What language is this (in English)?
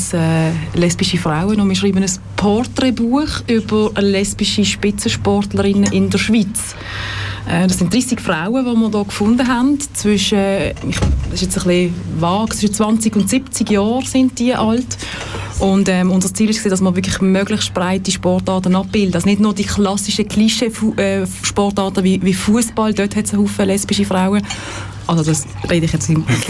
German